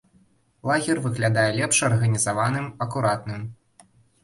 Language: Belarusian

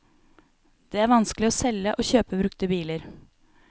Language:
Norwegian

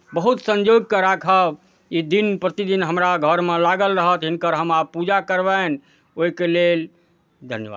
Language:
Maithili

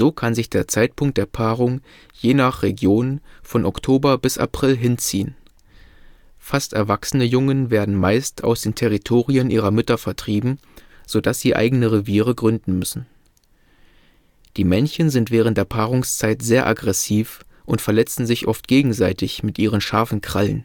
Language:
German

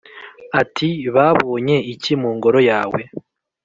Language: Kinyarwanda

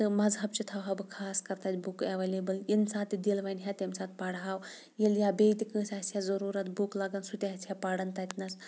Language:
Kashmiri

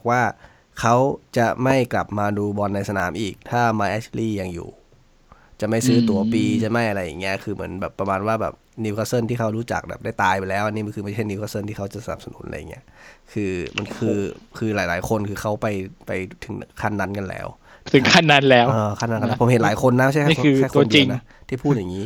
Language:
Thai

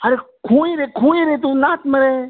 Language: Konkani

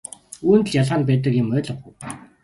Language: Mongolian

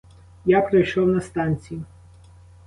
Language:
Ukrainian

